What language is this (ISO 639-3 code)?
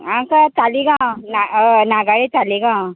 kok